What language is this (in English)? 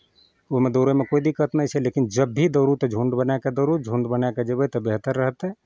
Maithili